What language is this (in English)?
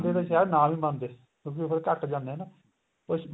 Punjabi